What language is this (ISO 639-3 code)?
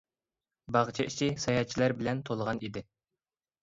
uig